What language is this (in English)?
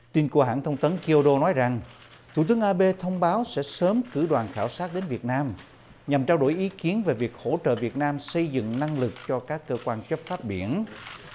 Vietnamese